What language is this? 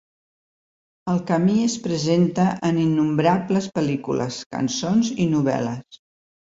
Catalan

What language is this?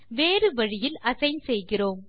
Tamil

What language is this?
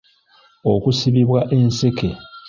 Ganda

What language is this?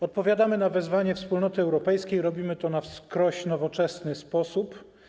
Polish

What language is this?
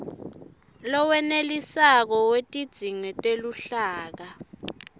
Swati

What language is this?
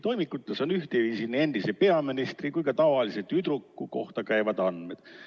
Estonian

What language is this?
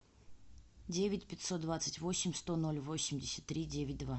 Russian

